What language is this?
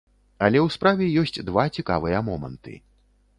Belarusian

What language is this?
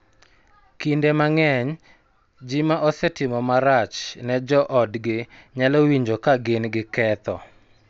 Luo (Kenya and Tanzania)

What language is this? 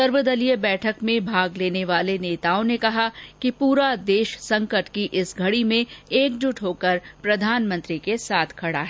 Hindi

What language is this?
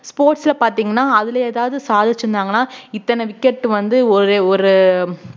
Tamil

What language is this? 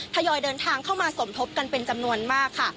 Thai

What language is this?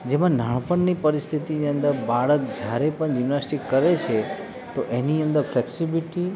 Gujarati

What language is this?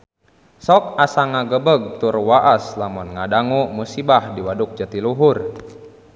Sundanese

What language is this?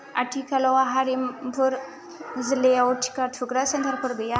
Bodo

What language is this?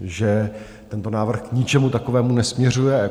Czech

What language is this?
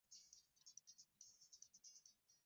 Swahili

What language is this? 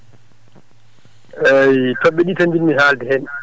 Fula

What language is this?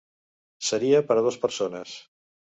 Catalan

